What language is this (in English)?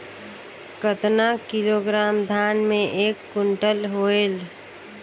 Chhattisgarhi